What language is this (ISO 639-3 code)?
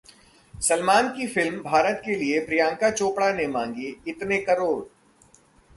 hin